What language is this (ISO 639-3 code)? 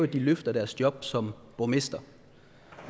dan